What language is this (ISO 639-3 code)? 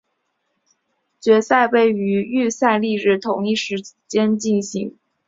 zho